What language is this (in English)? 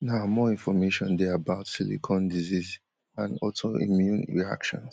Nigerian Pidgin